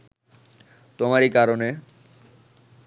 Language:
Bangla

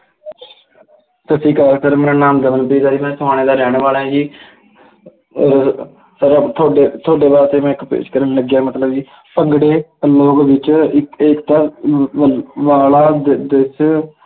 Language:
Punjabi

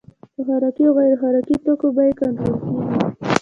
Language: Pashto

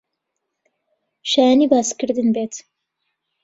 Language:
Central Kurdish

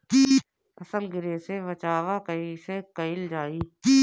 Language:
Bhojpuri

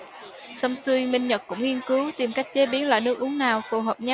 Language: Vietnamese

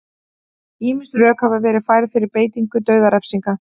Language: Icelandic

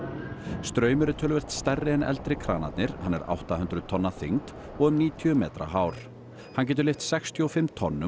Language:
Icelandic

